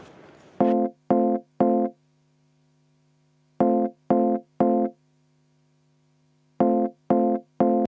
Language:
Estonian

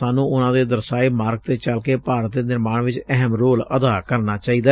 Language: Punjabi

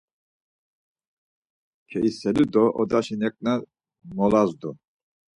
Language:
Laz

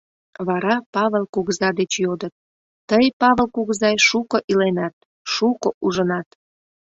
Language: Mari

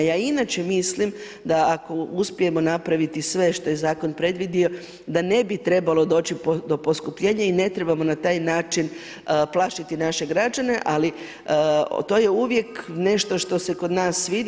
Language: Croatian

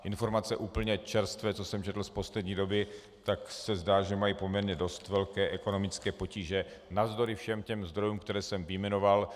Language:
Czech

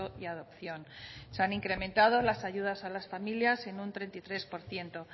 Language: Spanish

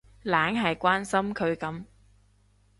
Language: Cantonese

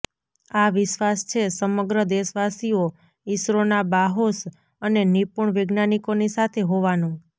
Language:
Gujarati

